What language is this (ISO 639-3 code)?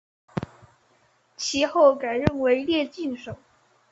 zho